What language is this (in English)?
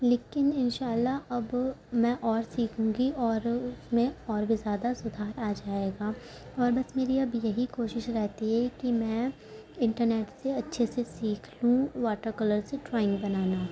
Urdu